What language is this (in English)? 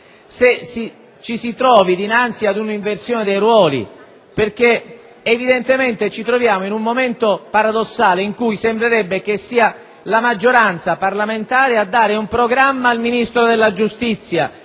Italian